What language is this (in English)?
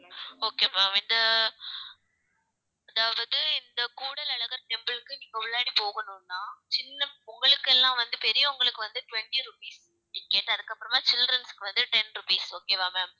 Tamil